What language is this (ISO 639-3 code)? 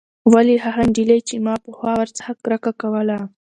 pus